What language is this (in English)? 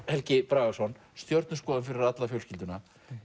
Icelandic